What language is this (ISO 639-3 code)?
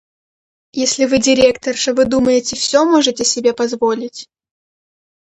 rus